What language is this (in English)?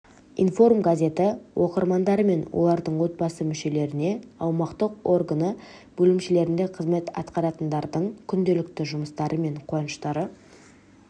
Kazakh